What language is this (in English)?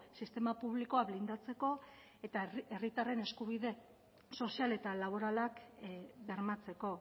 Basque